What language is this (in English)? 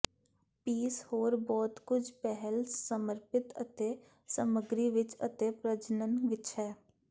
Punjabi